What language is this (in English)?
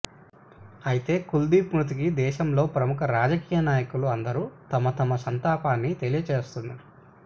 Telugu